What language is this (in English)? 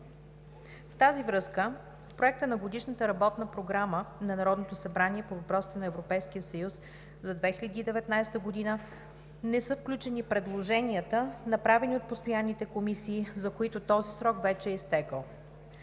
Bulgarian